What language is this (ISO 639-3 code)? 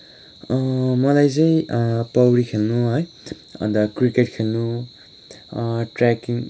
nep